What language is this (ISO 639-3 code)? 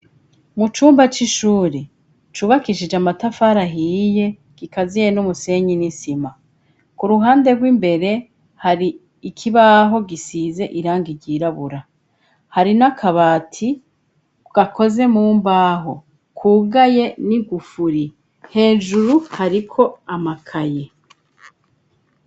run